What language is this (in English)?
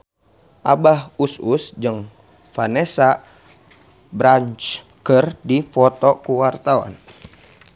Sundanese